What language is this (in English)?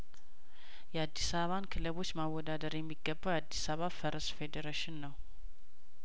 Amharic